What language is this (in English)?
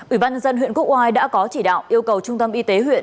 Vietnamese